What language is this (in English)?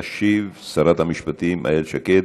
Hebrew